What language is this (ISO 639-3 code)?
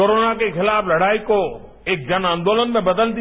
hin